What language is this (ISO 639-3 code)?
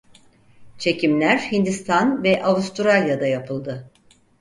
tur